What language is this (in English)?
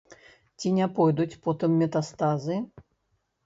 Belarusian